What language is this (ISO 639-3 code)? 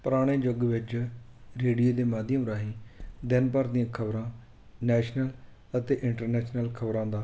pan